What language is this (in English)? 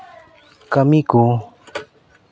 Santali